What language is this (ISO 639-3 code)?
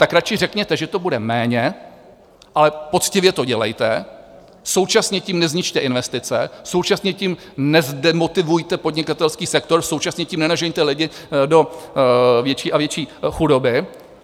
ces